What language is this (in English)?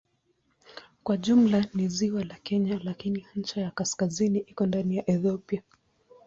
Swahili